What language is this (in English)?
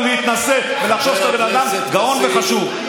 Hebrew